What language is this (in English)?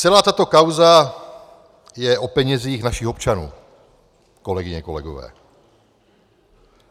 Czech